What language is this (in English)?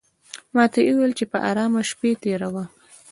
Pashto